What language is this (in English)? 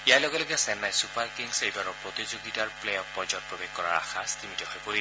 Assamese